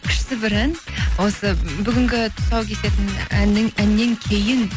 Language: Kazakh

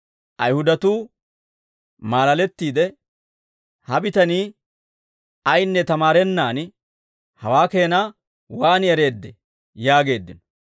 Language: Dawro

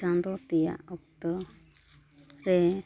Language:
Santali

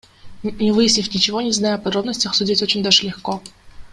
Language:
Kyrgyz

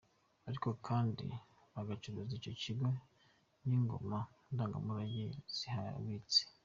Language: Kinyarwanda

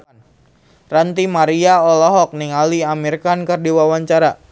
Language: Sundanese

